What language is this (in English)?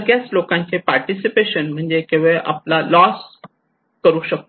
Marathi